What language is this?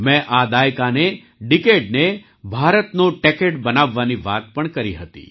Gujarati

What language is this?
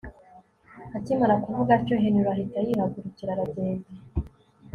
Kinyarwanda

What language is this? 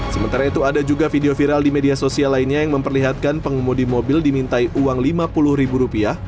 Indonesian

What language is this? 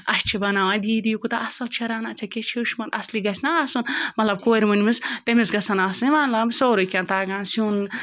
Kashmiri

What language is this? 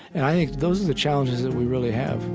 English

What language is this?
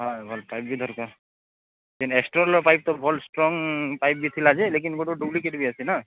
Odia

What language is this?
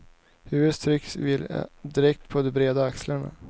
Swedish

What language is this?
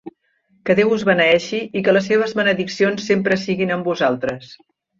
Catalan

